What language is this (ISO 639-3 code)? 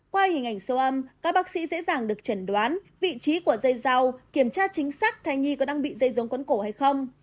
vie